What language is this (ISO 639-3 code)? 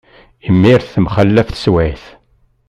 kab